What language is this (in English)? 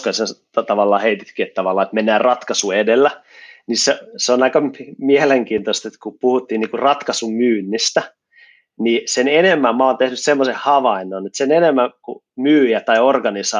Finnish